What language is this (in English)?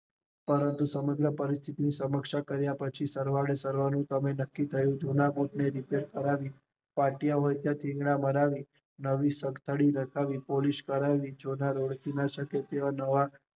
Gujarati